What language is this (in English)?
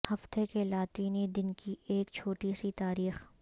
Urdu